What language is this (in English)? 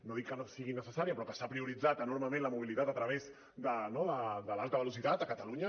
Catalan